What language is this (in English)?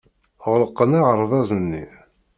Kabyle